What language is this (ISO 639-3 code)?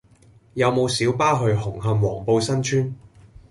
yue